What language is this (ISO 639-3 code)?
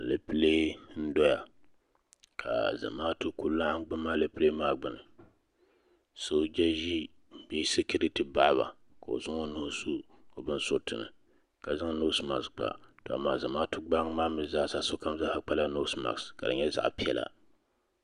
dag